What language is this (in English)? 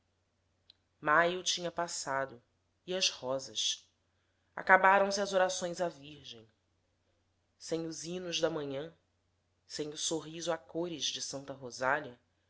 Portuguese